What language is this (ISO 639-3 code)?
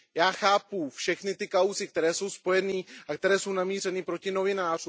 ces